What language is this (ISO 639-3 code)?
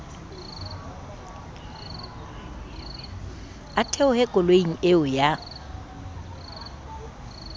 sot